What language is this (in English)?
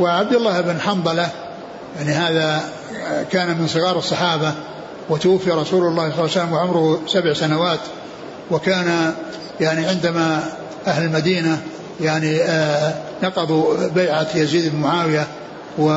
Arabic